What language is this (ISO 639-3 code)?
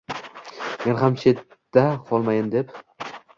uzb